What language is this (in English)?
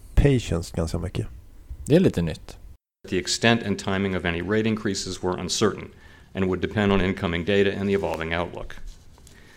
Swedish